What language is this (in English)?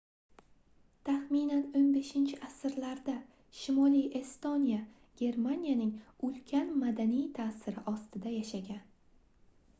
Uzbek